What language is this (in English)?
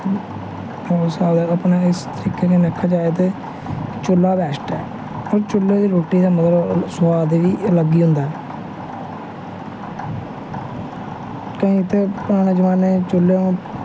Dogri